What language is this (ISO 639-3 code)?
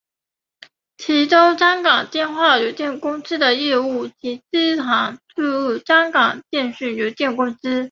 zho